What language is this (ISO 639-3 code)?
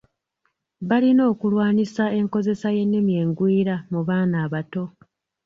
lug